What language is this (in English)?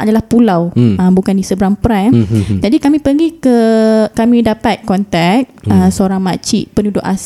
Malay